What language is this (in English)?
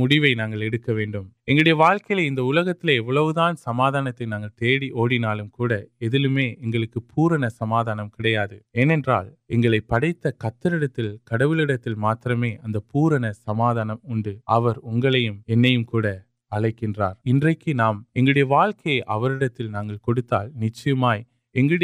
Urdu